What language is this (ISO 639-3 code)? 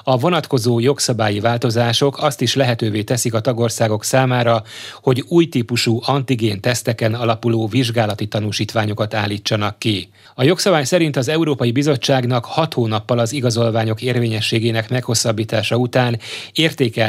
hun